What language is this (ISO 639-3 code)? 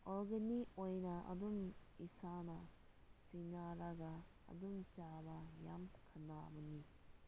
mni